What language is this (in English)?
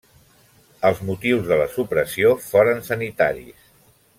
Catalan